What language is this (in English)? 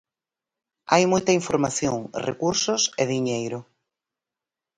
Galician